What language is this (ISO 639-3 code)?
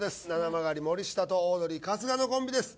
jpn